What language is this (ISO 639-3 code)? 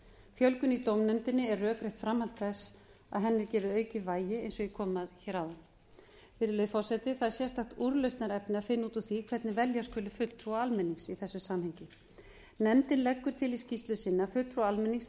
isl